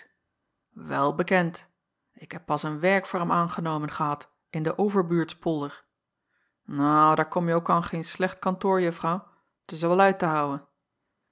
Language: Dutch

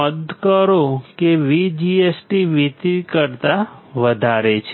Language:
Gujarati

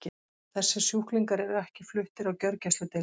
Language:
Icelandic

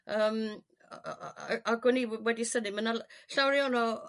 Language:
Welsh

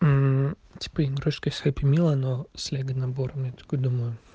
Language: Russian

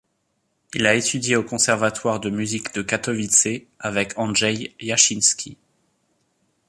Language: French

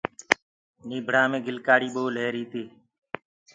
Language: Gurgula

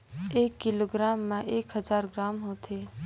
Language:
Chhattisgarhi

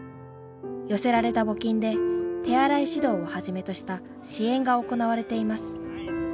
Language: Japanese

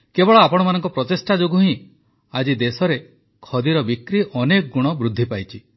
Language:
Odia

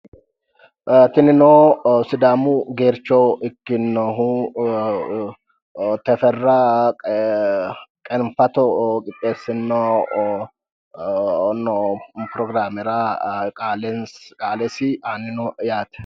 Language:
Sidamo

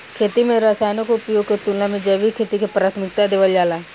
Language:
Bhojpuri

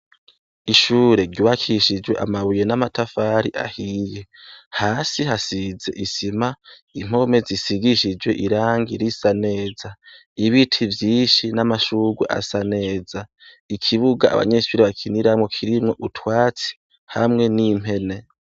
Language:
Rundi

